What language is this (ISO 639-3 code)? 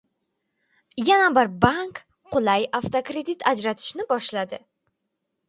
uzb